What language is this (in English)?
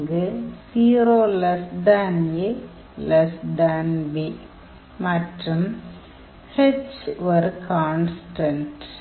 Tamil